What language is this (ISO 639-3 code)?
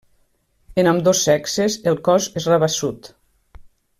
cat